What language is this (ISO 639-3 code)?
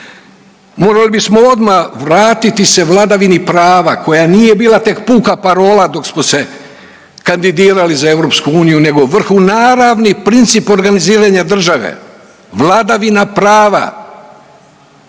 hrv